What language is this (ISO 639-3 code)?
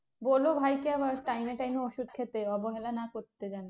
ben